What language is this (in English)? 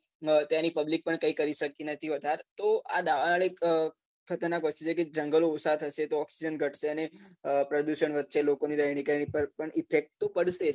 Gujarati